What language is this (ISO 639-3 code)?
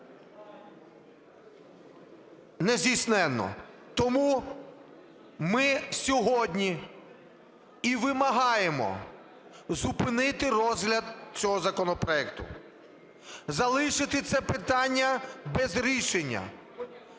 ukr